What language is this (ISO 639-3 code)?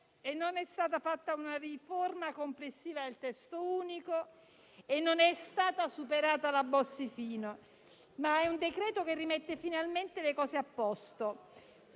ita